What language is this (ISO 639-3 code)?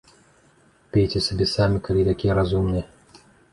bel